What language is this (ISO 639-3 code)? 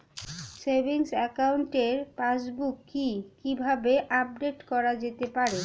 ben